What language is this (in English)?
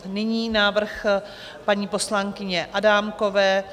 Czech